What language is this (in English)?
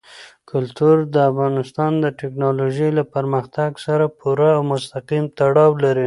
Pashto